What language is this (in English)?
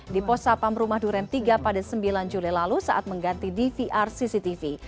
Indonesian